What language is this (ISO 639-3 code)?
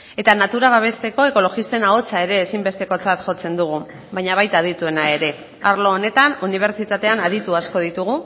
eus